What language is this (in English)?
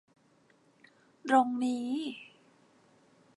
Thai